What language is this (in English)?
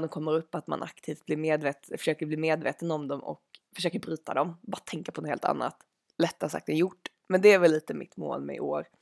Swedish